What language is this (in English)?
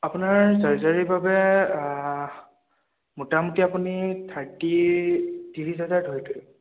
Assamese